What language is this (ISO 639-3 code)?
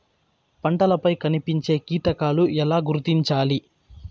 tel